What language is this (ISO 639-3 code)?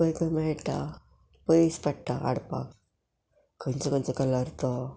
kok